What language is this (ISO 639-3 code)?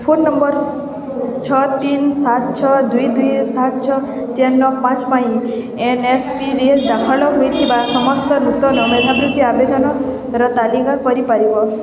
ori